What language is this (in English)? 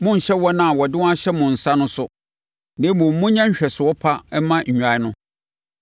Akan